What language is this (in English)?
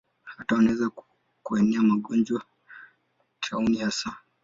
Swahili